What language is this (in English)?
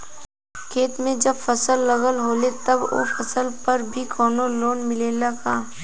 Bhojpuri